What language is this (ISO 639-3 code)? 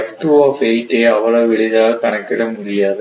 tam